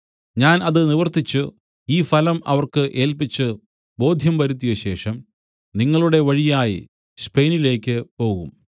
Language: Malayalam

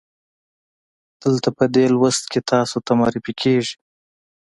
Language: Pashto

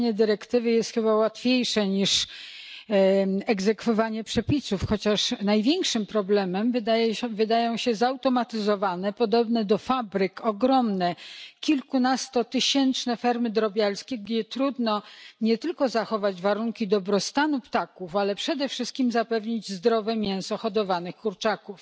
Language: Polish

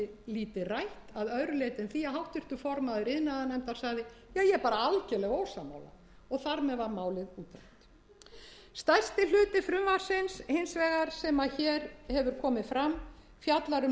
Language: Icelandic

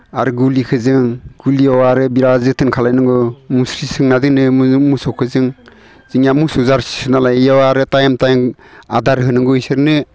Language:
Bodo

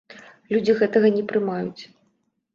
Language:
Belarusian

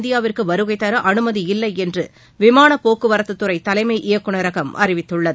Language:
Tamil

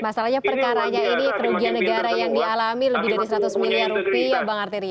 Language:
Indonesian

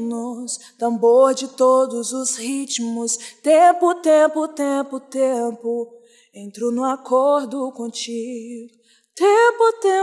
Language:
Portuguese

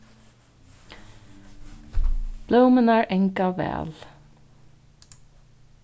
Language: Faroese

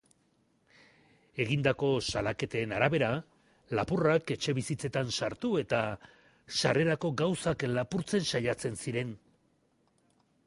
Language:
Basque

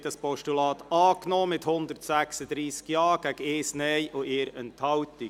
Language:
Swiss German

